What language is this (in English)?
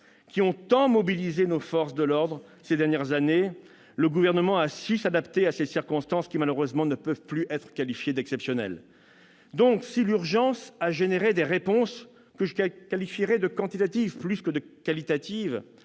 French